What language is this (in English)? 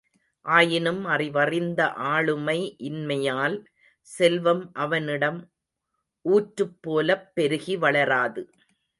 Tamil